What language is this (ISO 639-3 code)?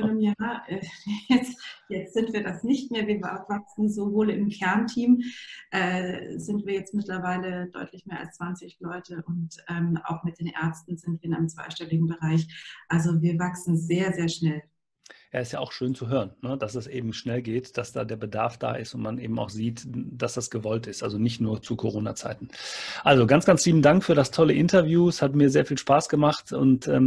deu